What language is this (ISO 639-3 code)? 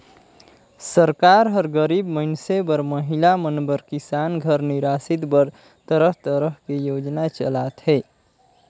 hne